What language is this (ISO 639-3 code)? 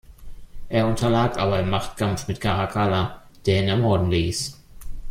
deu